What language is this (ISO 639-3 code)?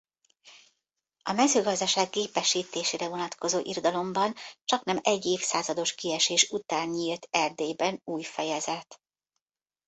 hun